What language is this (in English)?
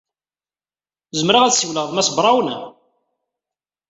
Kabyle